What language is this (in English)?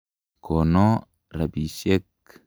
Kalenjin